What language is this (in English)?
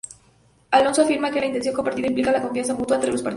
Spanish